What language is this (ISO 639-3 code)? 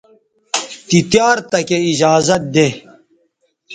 btv